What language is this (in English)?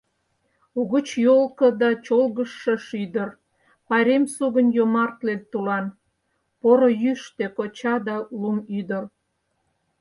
Mari